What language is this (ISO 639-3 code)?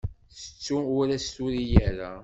kab